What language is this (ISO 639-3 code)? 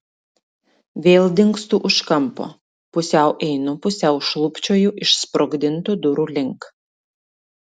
lit